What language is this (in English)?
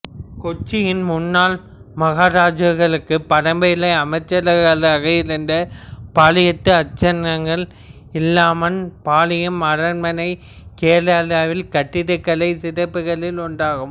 Tamil